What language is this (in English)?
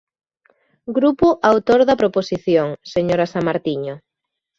Galician